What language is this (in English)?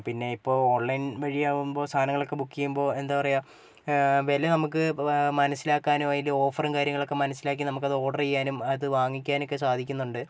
Malayalam